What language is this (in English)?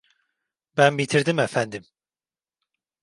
Turkish